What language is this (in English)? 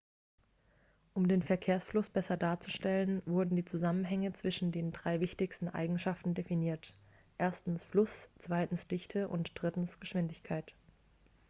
German